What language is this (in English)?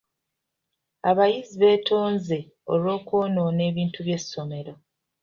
Ganda